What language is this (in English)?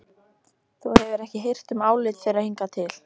Icelandic